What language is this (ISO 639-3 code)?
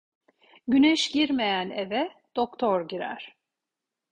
tur